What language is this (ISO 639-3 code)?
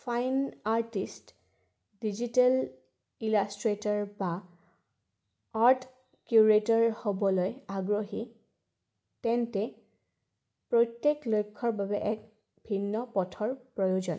asm